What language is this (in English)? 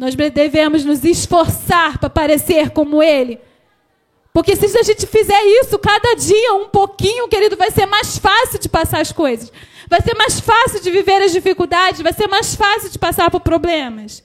Portuguese